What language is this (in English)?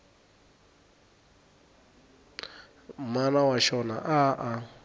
Tsonga